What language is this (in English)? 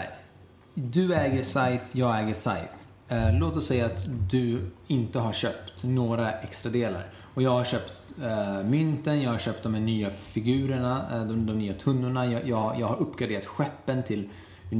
Swedish